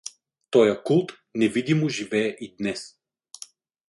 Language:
Bulgarian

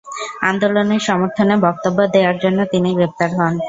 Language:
Bangla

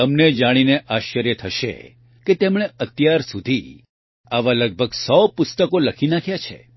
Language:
Gujarati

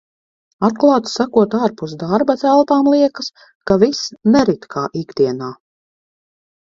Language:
Latvian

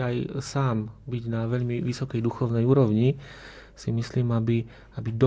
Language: Slovak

